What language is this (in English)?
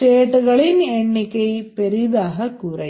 Tamil